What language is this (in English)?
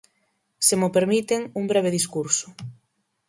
Galician